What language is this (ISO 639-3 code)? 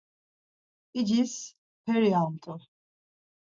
lzz